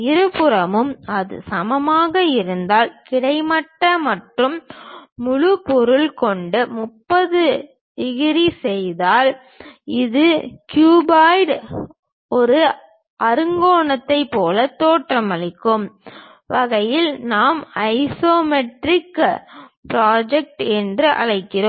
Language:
Tamil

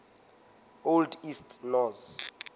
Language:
Southern Sotho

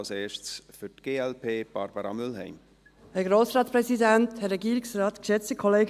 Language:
Swiss German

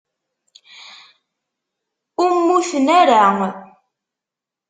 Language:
Kabyle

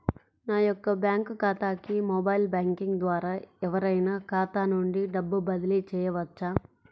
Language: Telugu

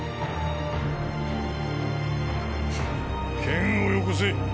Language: Japanese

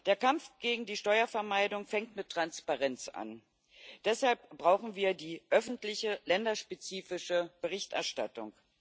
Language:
German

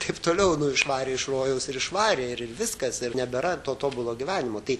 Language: Lithuanian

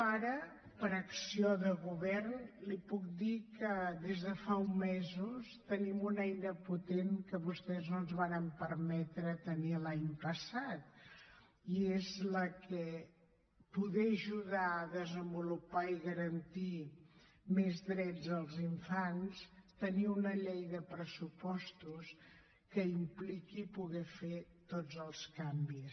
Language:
Catalan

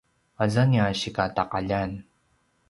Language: Paiwan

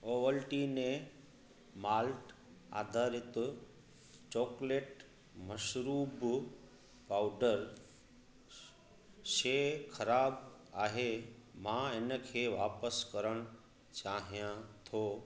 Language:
Sindhi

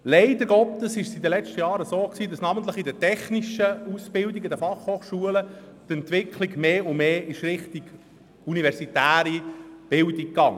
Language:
Swiss German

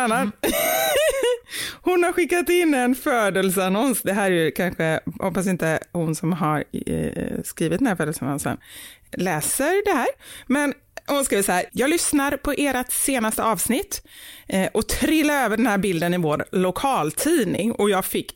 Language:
Swedish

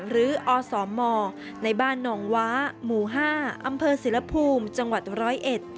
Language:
Thai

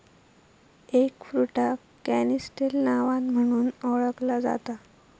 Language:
Marathi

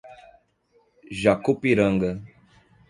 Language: Portuguese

